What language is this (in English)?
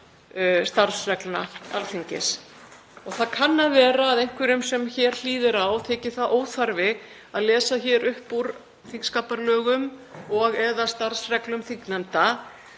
Icelandic